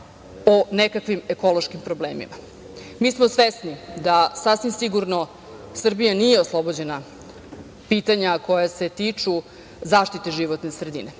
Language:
Serbian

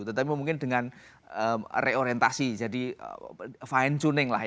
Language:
Indonesian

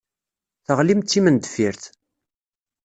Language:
Kabyle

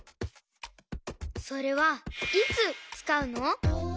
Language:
Japanese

